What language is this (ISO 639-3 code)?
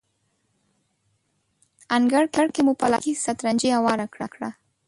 pus